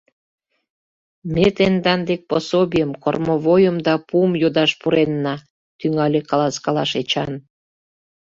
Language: Mari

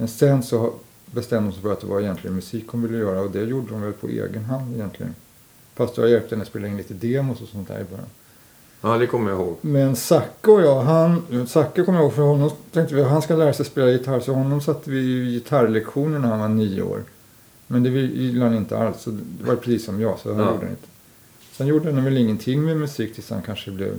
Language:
Swedish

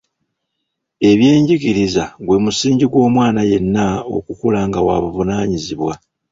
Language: Ganda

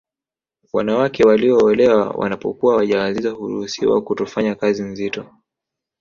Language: Swahili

